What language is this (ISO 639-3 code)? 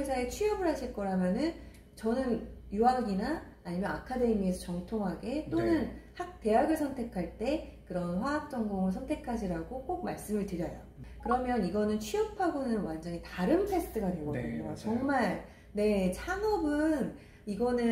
kor